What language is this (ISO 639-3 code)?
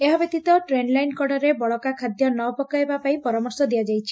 ori